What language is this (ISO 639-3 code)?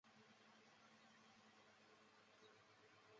zho